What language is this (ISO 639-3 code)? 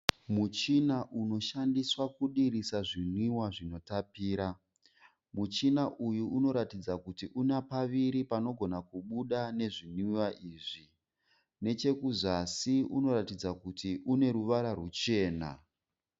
sna